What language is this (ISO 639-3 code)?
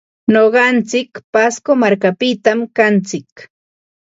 qva